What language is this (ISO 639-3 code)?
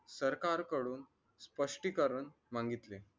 mar